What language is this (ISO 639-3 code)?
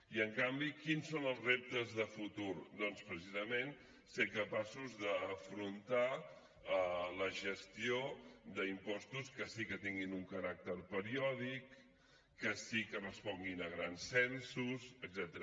cat